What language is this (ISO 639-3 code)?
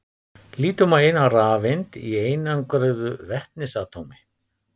isl